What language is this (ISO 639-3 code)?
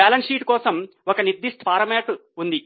tel